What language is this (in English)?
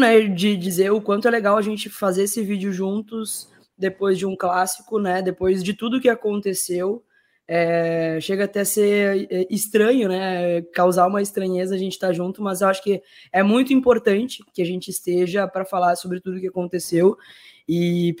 Portuguese